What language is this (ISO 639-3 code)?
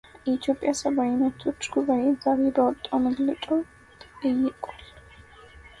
amh